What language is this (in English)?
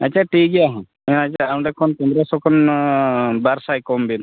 Santali